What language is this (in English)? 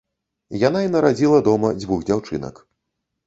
Belarusian